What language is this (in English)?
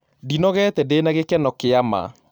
Kikuyu